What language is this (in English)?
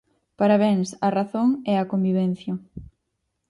Galician